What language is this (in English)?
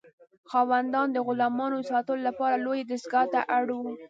Pashto